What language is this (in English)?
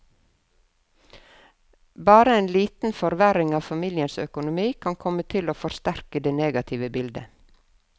Norwegian